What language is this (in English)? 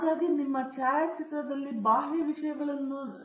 Kannada